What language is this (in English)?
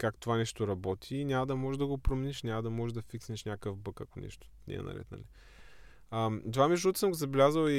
Bulgarian